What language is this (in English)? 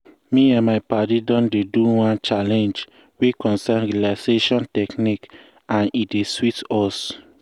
Nigerian Pidgin